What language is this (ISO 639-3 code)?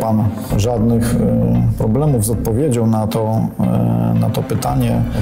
pol